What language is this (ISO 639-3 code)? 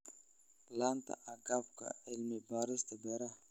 som